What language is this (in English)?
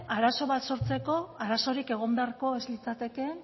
Basque